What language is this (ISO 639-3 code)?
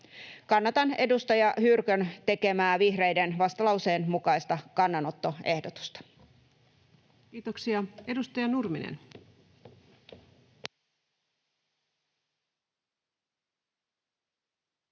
fin